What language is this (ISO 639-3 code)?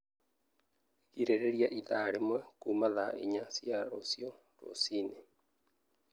kik